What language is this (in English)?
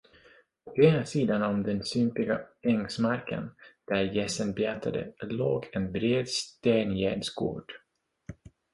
Swedish